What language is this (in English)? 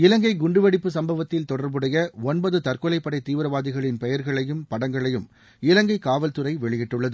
Tamil